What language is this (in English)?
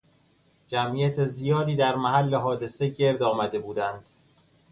Persian